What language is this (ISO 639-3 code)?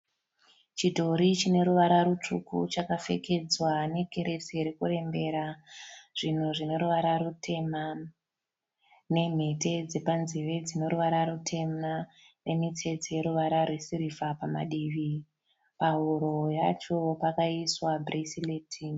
sna